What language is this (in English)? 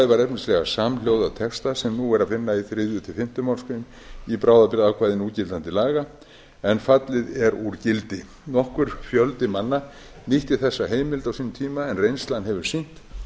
Icelandic